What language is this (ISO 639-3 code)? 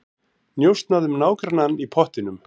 isl